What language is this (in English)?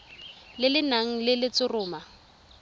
Tswana